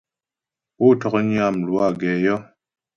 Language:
Ghomala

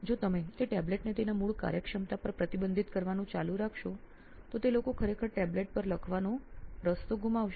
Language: Gujarati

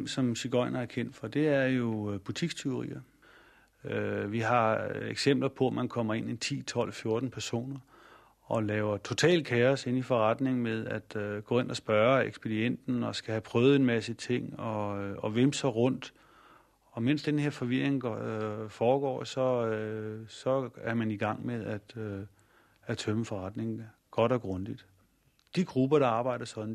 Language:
Danish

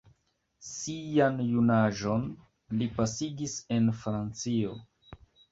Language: Esperanto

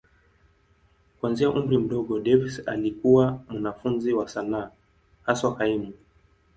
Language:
Swahili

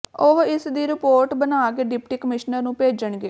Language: Punjabi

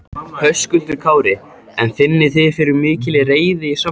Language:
Icelandic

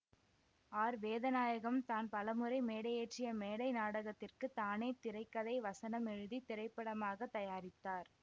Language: Tamil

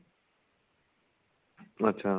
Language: Punjabi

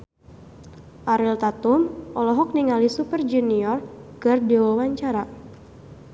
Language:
Sundanese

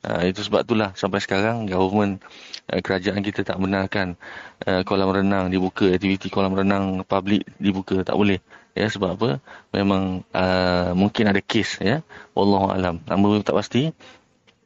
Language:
Malay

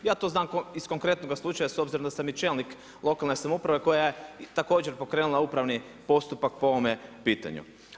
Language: Croatian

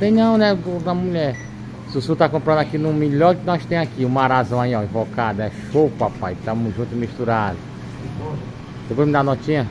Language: Portuguese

